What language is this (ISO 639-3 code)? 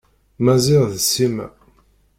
kab